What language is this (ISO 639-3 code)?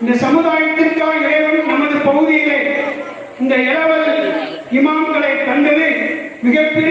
tam